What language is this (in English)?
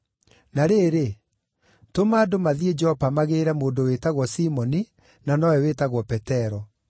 Kikuyu